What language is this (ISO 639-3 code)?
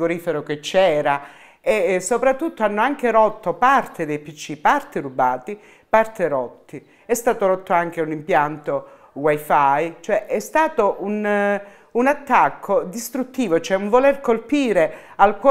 ita